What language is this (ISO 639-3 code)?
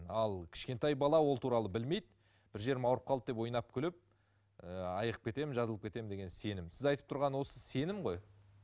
kaz